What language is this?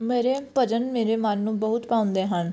Punjabi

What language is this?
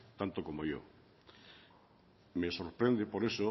Spanish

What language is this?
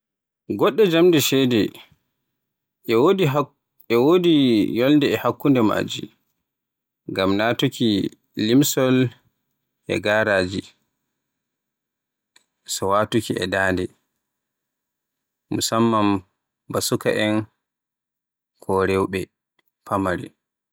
Borgu Fulfulde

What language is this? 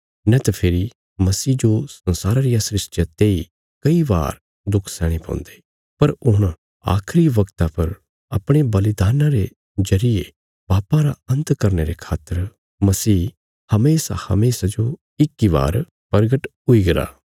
Bilaspuri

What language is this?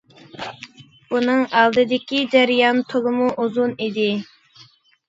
Uyghur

